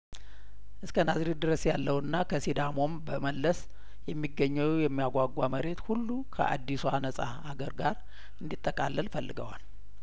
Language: Amharic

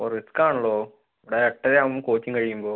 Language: Malayalam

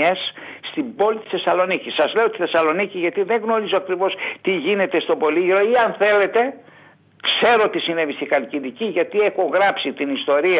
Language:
Greek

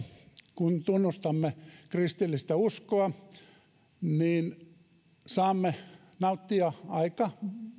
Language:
Finnish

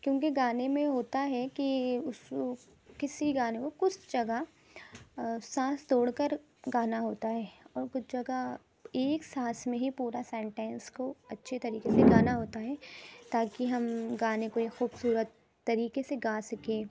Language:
Urdu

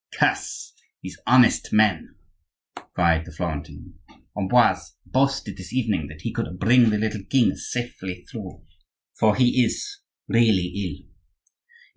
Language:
English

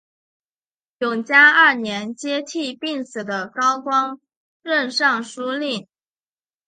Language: Chinese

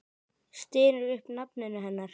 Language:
Icelandic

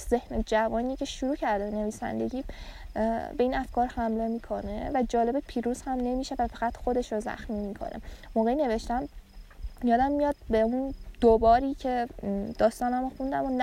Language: Persian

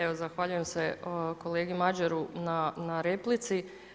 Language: Croatian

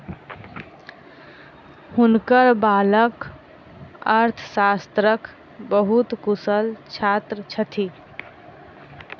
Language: Maithili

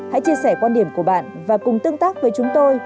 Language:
Vietnamese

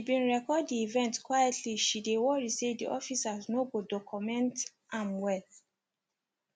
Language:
Nigerian Pidgin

